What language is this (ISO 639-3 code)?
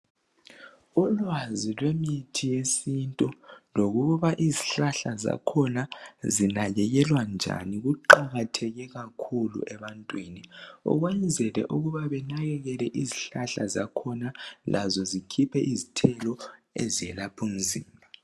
nde